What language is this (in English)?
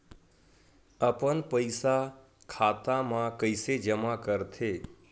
Chhattisgarhi